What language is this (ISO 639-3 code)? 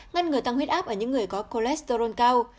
vie